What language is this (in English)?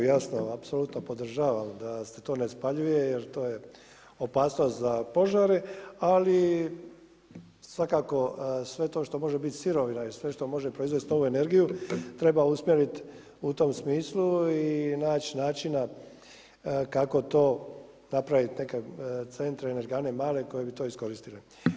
Croatian